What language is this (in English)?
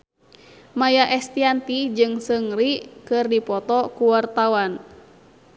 Sundanese